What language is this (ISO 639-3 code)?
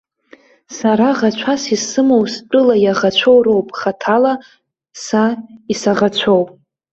abk